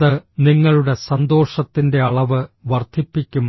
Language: Malayalam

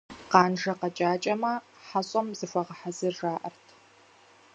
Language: Kabardian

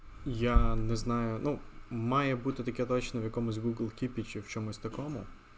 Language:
Russian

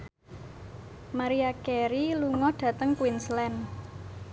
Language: Javanese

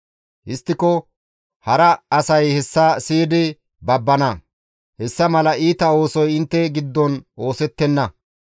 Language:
Gamo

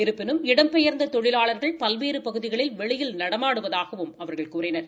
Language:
Tamil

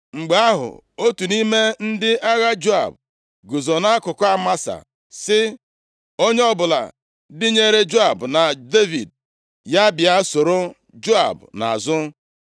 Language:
Igbo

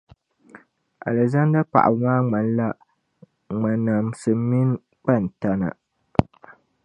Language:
Dagbani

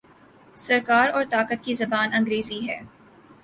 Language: Urdu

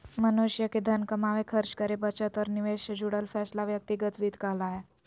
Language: Magahi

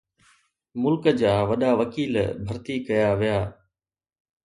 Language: Sindhi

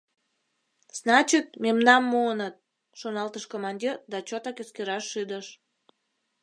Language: Mari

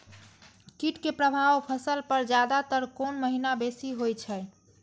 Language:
Maithili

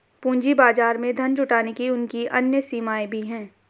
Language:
Hindi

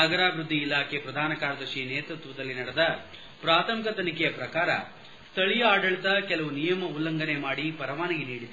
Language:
Kannada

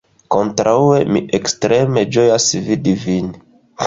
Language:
Esperanto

